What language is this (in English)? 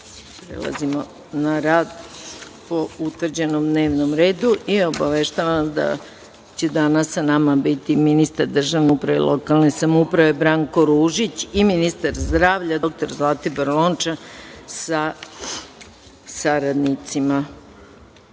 Serbian